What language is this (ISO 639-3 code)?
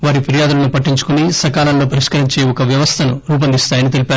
tel